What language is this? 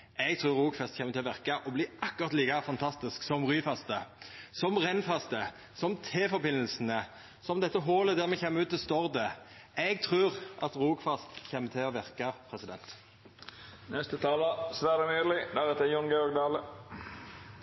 Norwegian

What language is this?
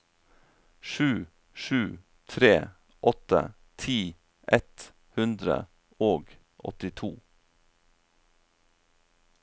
Norwegian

